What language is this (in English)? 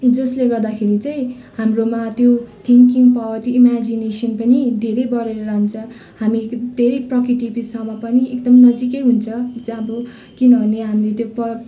Nepali